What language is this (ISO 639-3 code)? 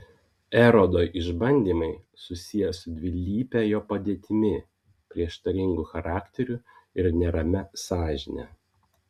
lit